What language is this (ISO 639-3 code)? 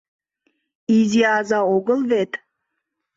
chm